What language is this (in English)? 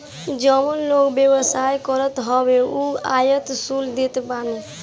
Bhojpuri